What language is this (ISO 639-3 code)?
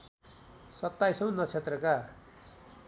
nep